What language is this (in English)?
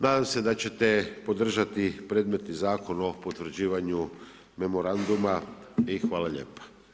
Croatian